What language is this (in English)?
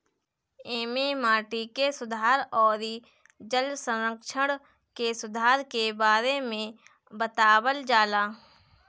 Bhojpuri